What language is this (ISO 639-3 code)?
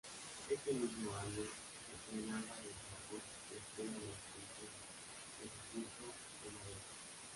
spa